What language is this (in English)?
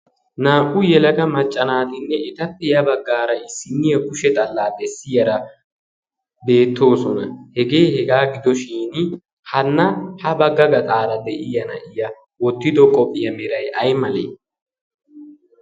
Wolaytta